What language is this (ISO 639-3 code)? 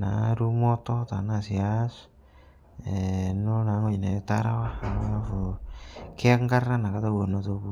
mas